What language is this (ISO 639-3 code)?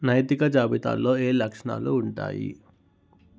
tel